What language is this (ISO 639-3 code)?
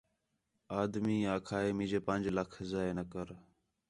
xhe